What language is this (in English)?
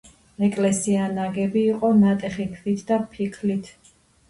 Georgian